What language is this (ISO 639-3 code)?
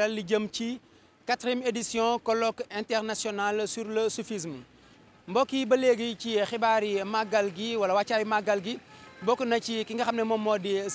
fra